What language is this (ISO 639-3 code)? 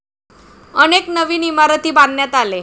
mar